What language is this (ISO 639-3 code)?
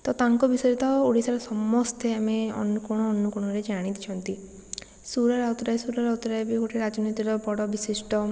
ori